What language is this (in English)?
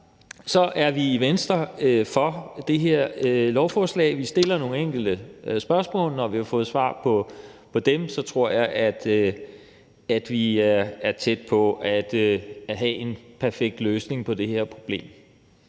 Danish